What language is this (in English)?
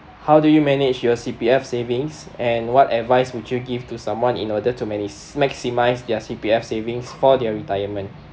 English